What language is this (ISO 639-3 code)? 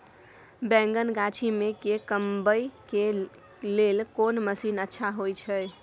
mai